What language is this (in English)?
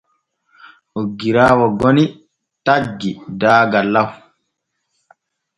Borgu Fulfulde